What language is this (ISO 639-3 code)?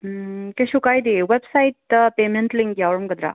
mni